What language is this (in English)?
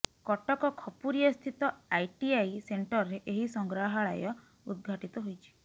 Odia